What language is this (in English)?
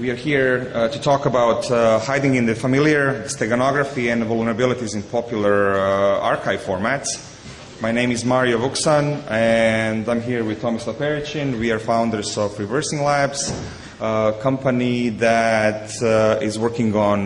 English